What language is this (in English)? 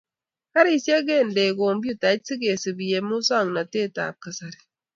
Kalenjin